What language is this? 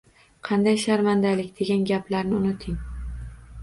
Uzbek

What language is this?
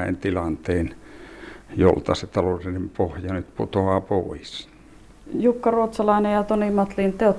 Finnish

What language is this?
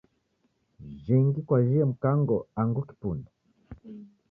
Taita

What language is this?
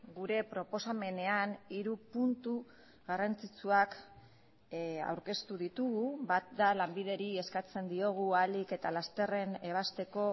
Basque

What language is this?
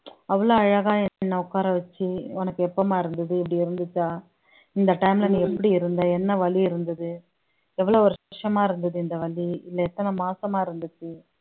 Tamil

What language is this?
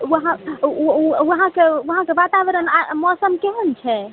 Maithili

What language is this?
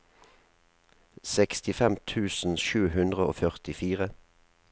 Norwegian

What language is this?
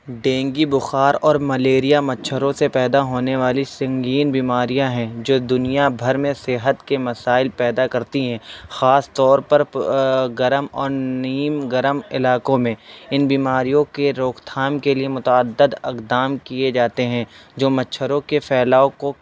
Urdu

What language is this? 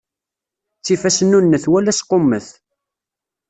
Kabyle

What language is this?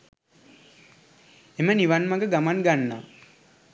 Sinhala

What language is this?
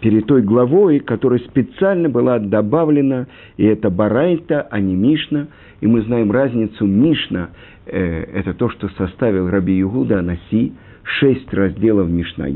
Russian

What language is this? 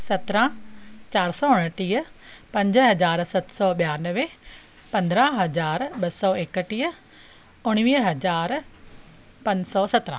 Sindhi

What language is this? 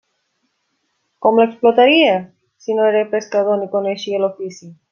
Catalan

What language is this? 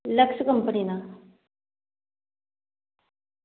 Dogri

